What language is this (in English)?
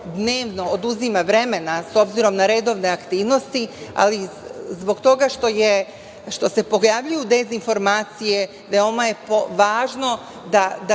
Serbian